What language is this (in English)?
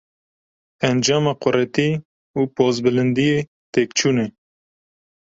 Kurdish